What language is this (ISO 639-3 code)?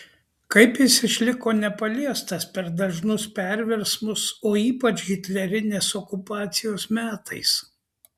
lit